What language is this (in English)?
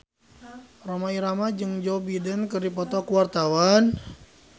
Sundanese